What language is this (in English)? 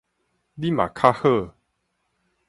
Min Nan Chinese